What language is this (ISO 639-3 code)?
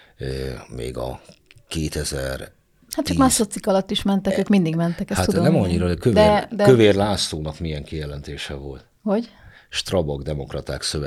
hun